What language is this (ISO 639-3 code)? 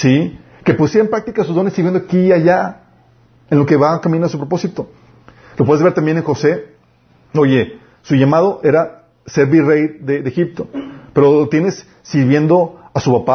spa